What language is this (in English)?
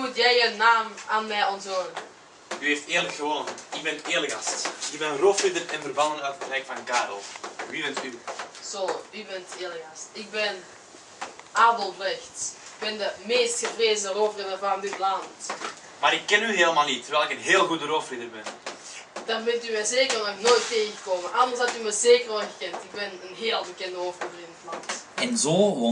Dutch